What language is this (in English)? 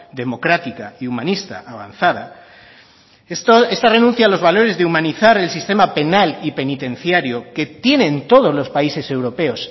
Spanish